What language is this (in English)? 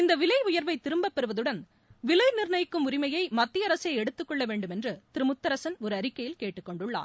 Tamil